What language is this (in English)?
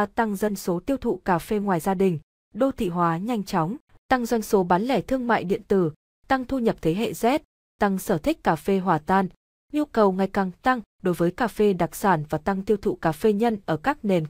Vietnamese